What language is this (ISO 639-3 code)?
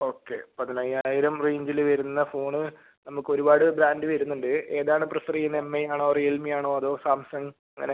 mal